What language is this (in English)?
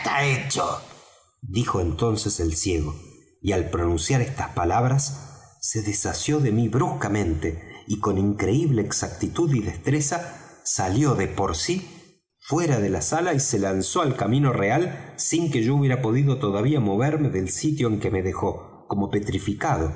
Spanish